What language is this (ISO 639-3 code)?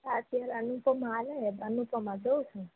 guj